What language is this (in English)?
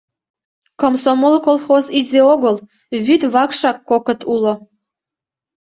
Mari